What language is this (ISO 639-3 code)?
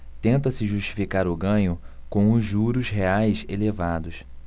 por